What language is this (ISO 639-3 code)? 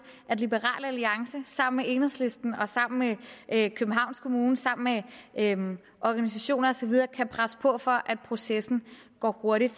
dan